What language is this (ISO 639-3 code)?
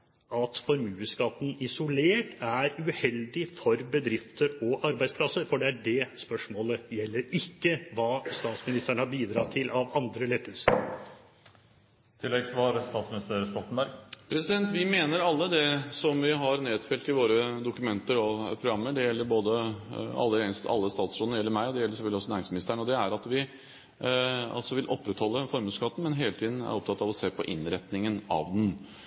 nob